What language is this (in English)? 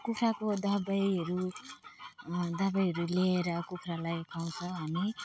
Nepali